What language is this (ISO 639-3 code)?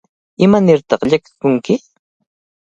qvl